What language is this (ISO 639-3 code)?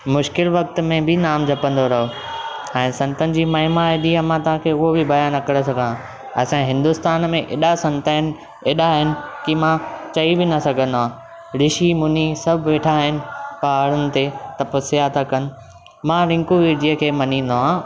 snd